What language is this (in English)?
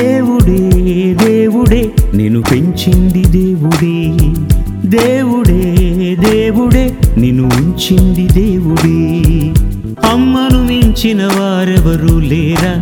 Telugu